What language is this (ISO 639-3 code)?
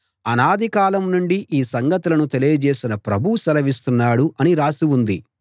tel